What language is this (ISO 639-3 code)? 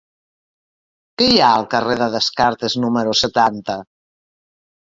cat